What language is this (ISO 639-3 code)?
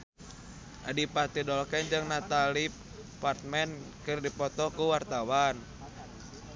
sun